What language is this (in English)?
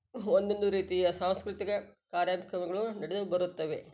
Kannada